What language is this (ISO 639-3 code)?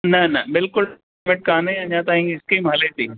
snd